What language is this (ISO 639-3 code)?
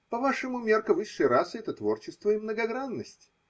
rus